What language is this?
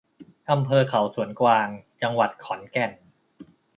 Thai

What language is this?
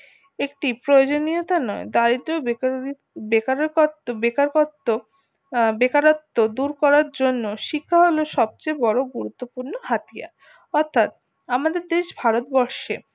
Bangla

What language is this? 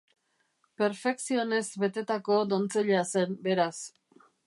Basque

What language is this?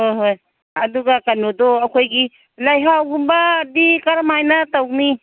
Manipuri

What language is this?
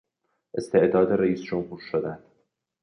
Persian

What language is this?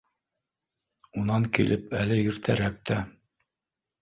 Bashkir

